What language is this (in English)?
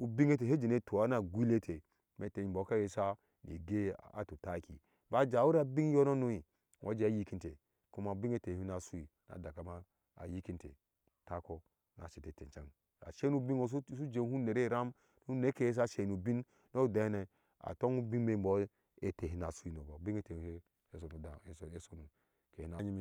Ashe